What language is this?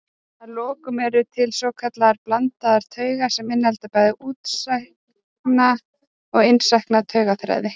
Icelandic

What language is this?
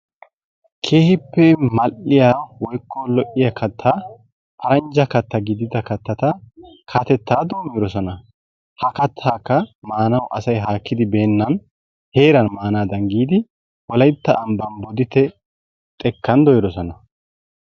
Wolaytta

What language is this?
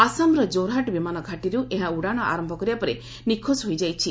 Odia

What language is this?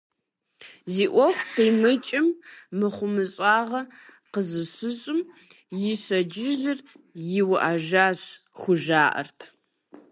Kabardian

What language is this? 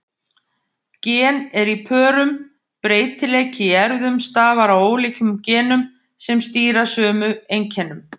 Icelandic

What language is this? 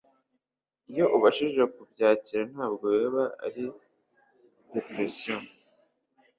Kinyarwanda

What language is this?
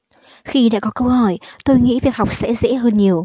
Vietnamese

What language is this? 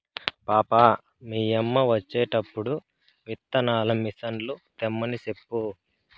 Telugu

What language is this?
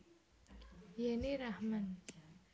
Javanese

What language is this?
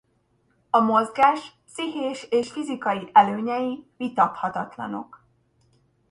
Hungarian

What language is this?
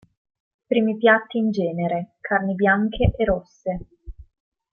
Italian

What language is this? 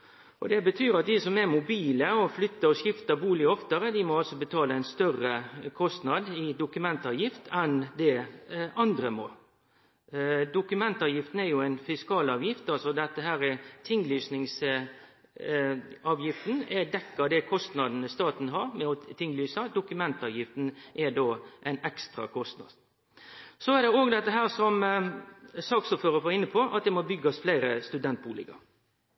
Norwegian Nynorsk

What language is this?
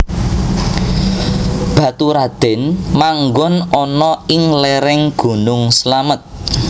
Javanese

